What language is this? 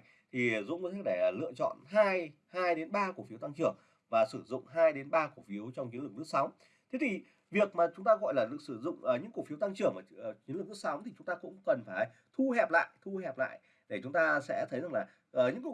Vietnamese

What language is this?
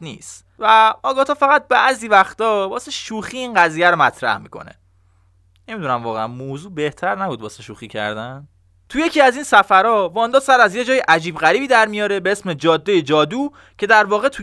Persian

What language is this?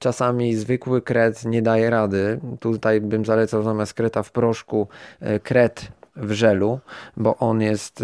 Polish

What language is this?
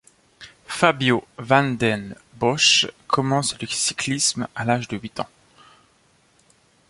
French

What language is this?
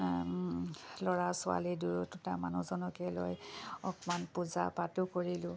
Assamese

